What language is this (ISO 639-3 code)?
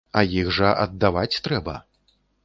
bel